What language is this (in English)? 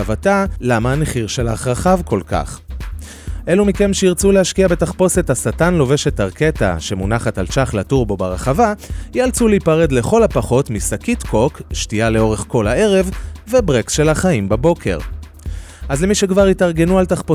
Hebrew